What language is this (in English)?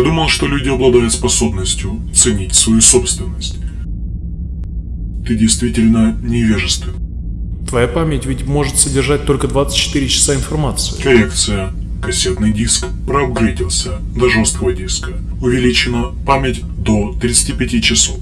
Russian